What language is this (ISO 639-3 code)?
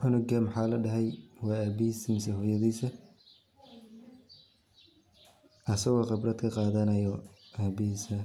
som